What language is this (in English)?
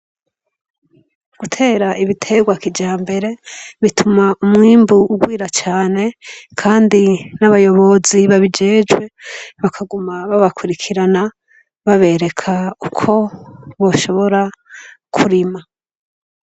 Rundi